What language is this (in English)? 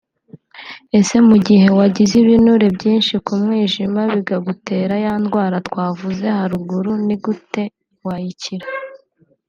Kinyarwanda